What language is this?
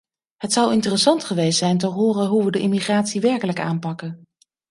Dutch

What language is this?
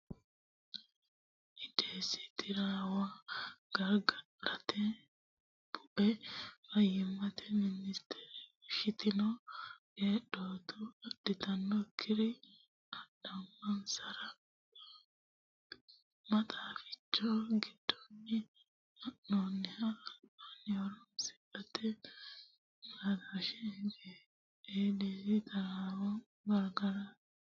Sidamo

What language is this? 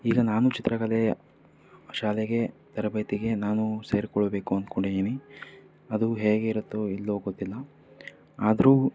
Kannada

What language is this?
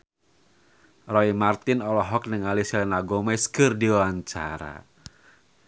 Sundanese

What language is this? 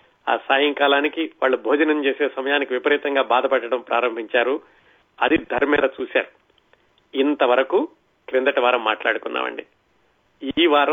Telugu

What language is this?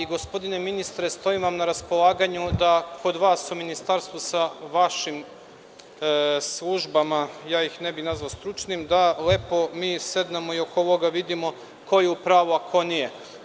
Serbian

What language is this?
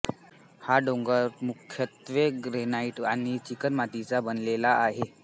Marathi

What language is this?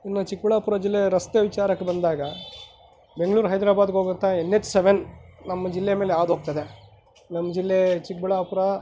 Kannada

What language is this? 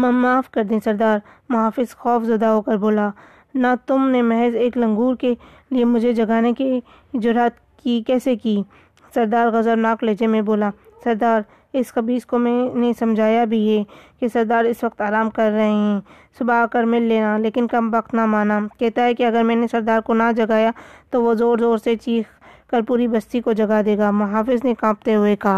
Urdu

